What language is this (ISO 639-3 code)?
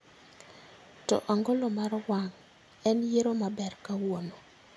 luo